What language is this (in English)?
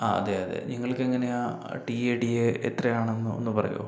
Malayalam